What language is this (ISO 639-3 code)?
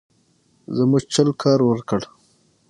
pus